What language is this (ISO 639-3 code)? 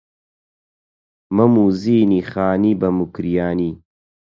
ckb